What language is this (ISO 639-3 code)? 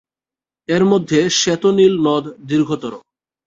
ben